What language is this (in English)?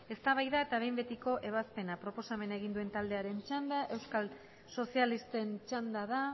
Basque